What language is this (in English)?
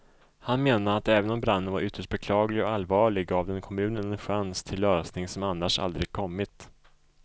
Swedish